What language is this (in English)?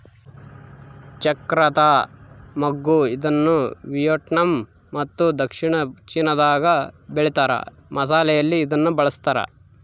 Kannada